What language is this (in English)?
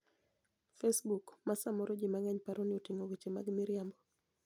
Luo (Kenya and Tanzania)